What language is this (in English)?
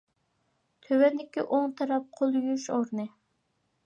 Uyghur